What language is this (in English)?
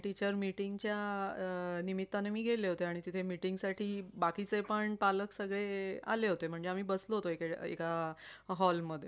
Marathi